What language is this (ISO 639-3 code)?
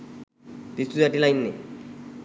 sin